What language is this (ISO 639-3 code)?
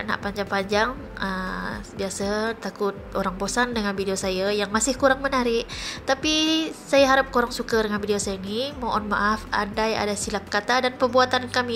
msa